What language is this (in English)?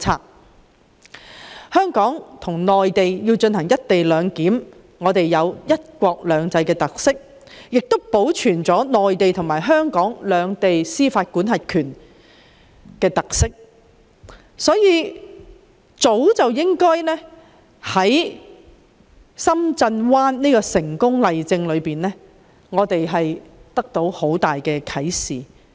Cantonese